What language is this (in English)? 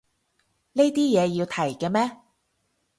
Cantonese